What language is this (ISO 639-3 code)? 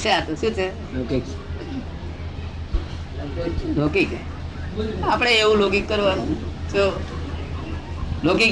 guj